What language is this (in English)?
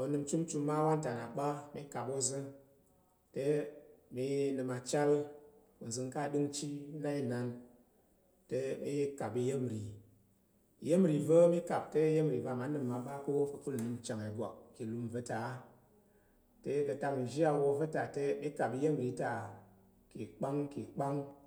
Tarok